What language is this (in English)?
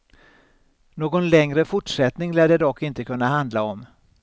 Swedish